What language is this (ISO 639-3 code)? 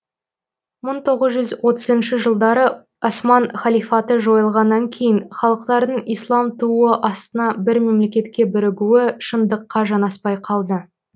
kaz